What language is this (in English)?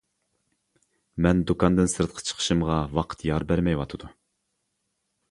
Uyghur